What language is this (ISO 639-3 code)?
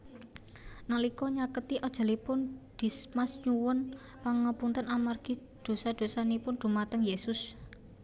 jav